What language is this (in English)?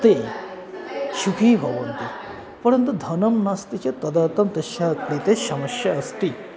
Sanskrit